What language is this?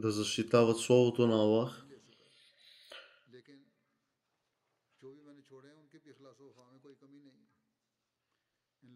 Bulgarian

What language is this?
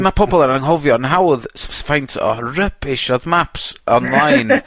Welsh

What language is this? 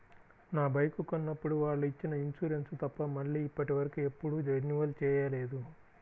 Telugu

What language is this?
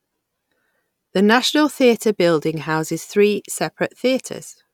English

